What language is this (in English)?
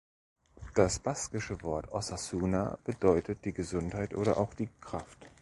German